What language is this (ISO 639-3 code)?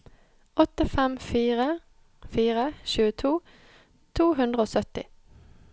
nor